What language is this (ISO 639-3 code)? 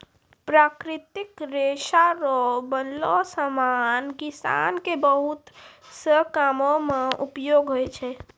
mai